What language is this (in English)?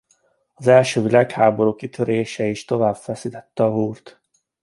Hungarian